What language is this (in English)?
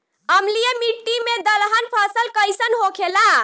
Bhojpuri